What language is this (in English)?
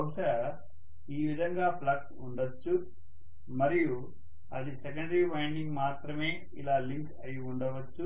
Telugu